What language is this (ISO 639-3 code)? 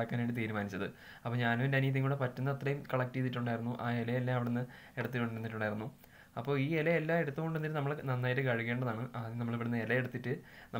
ind